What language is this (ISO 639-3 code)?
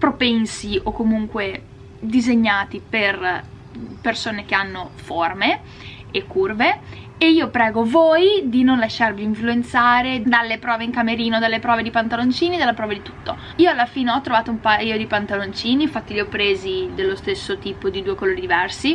ita